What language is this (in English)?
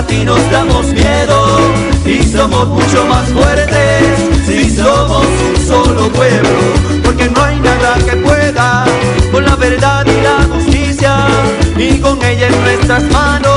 Spanish